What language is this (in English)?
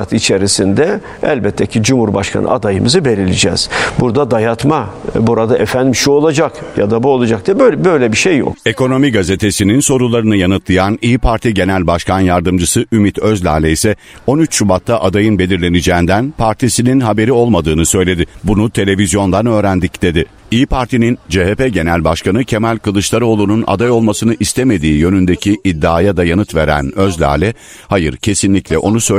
Turkish